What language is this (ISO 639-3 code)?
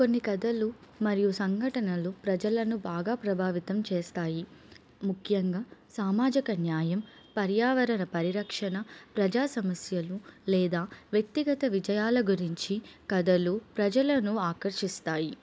tel